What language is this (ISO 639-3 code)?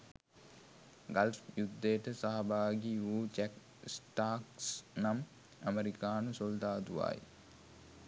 sin